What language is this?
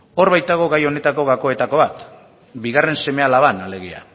Basque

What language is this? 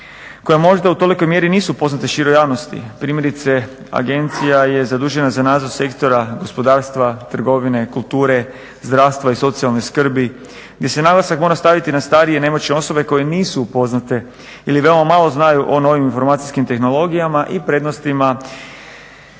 Croatian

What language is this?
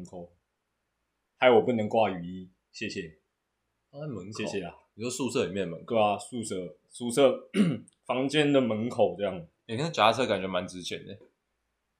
Chinese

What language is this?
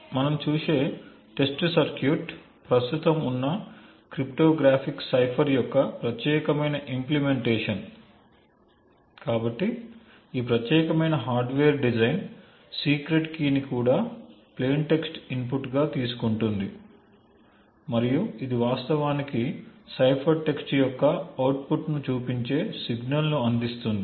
Telugu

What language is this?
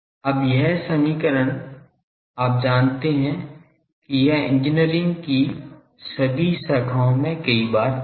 Hindi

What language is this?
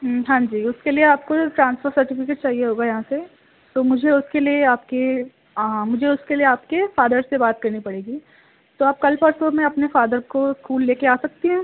Urdu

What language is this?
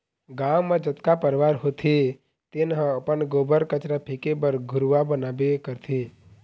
Chhattisgarhi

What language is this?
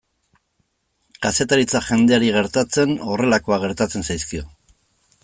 Basque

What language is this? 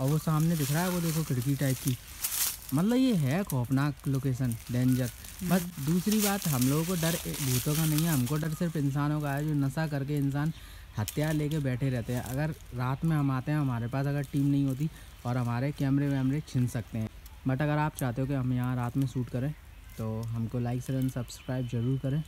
Hindi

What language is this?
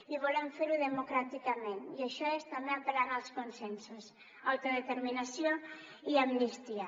Catalan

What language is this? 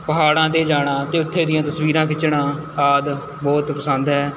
Punjabi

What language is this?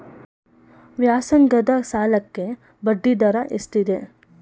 Kannada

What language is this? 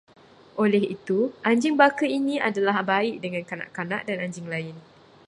Malay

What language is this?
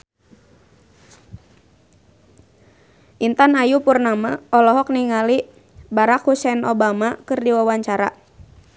Sundanese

